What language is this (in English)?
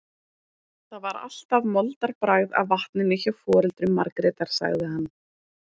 Icelandic